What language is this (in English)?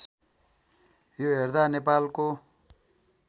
Nepali